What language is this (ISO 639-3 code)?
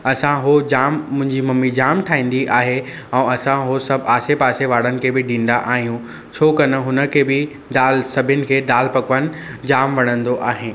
snd